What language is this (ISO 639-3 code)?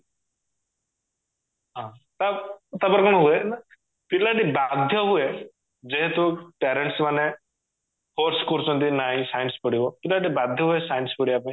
ori